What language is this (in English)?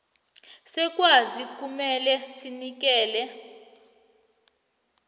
South Ndebele